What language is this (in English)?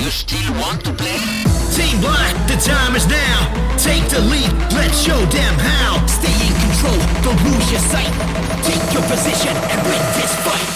English